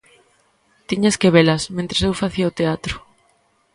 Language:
Galician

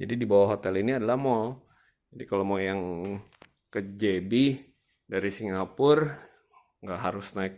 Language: Indonesian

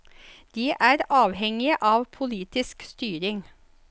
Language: Norwegian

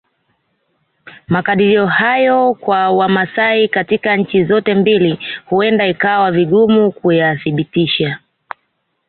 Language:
Swahili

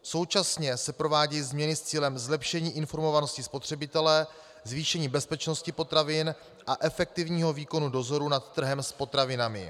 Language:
Czech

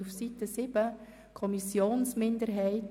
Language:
Swiss German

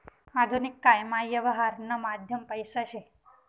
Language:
Marathi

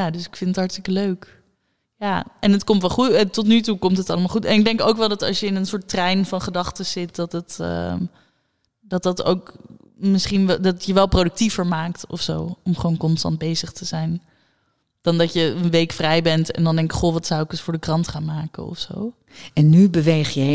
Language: Dutch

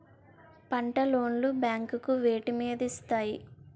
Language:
Telugu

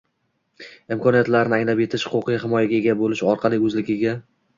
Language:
Uzbek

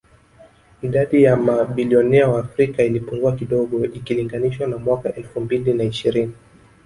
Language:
Swahili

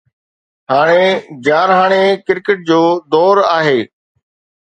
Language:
Sindhi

